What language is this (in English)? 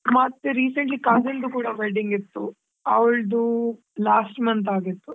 Kannada